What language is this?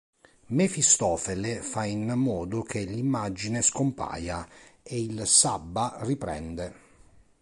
Italian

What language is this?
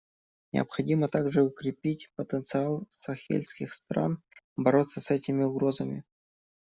Russian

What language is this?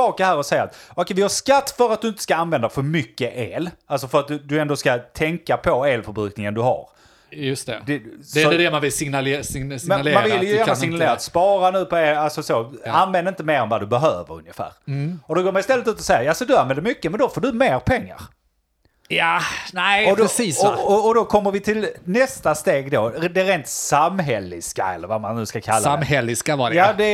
Swedish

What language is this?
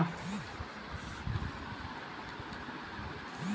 Bhojpuri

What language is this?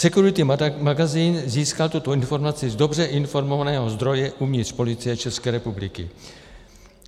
Czech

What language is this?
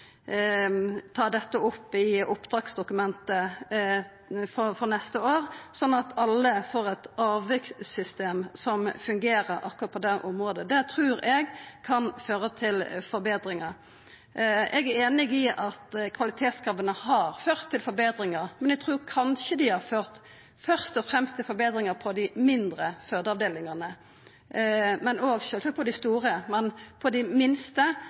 Norwegian Nynorsk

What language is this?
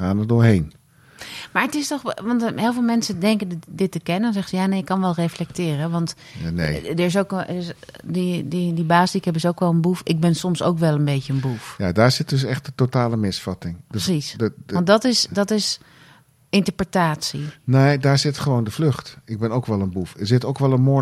Dutch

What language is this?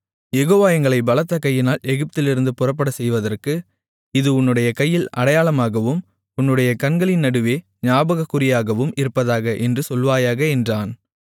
Tamil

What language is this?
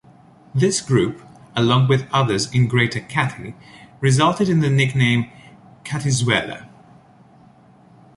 English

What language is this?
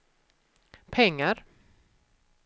Swedish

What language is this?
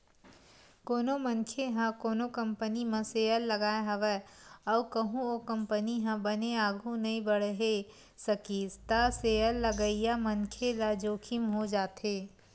Chhattisgarhi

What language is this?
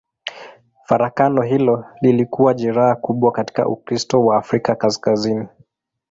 Swahili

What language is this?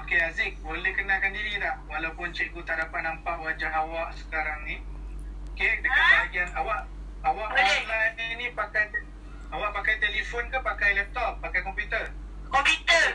Malay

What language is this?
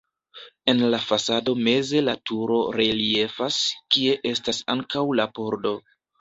Esperanto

